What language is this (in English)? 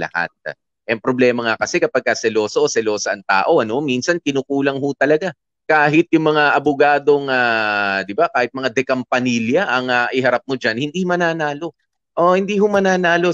Filipino